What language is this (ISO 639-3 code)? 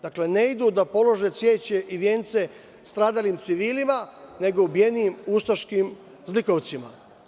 srp